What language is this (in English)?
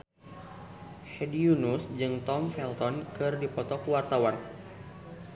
Sundanese